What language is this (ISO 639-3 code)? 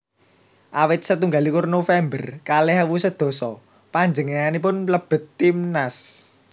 jav